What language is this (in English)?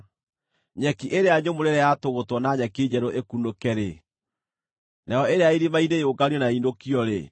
Kikuyu